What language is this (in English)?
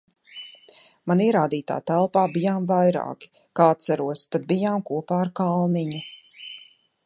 Latvian